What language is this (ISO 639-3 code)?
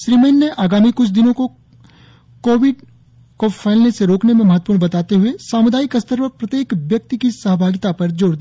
hin